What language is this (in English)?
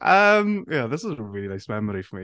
Welsh